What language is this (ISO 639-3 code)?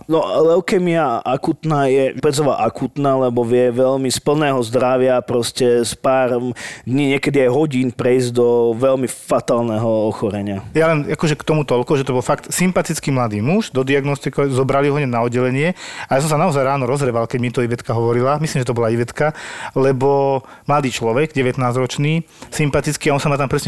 slk